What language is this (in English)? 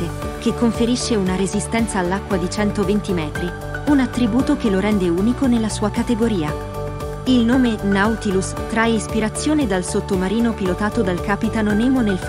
Italian